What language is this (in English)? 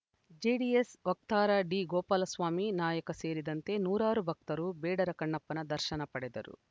Kannada